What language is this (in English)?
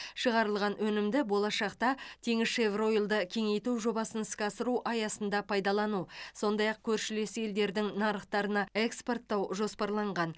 Kazakh